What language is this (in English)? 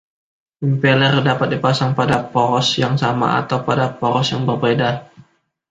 Indonesian